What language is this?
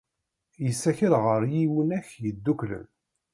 Kabyle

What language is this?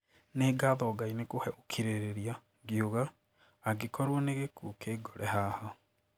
Kikuyu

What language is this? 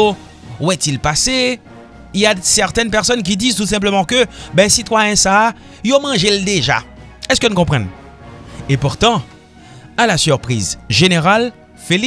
French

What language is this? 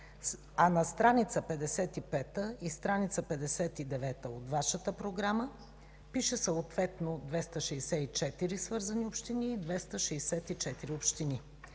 Bulgarian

